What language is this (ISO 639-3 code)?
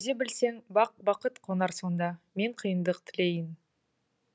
kaz